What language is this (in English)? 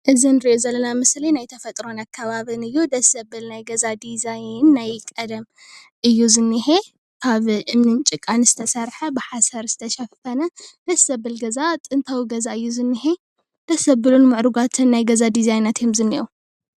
Tigrinya